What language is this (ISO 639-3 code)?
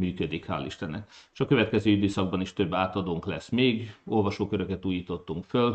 hun